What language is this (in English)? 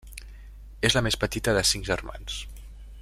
Catalan